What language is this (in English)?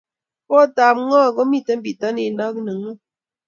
Kalenjin